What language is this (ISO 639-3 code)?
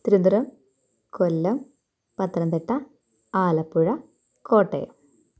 mal